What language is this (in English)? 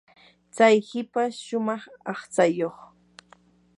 Yanahuanca Pasco Quechua